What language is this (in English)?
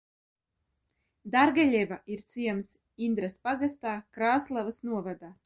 Latvian